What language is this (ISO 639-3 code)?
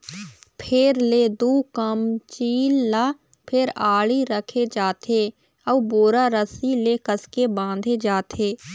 hne